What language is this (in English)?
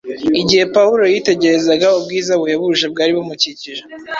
Kinyarwanda